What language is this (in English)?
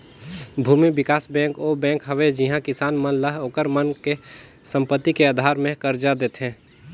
Chhattisgarhi